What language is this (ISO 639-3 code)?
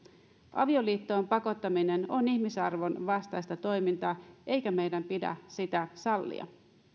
fin